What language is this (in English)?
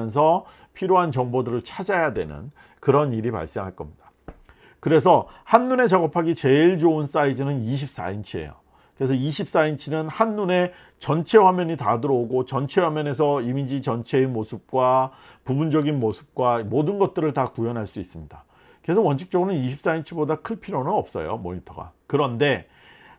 Korean